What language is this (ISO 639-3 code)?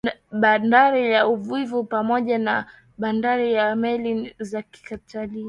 swa